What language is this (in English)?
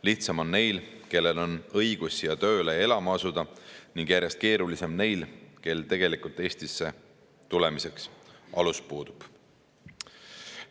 Estonian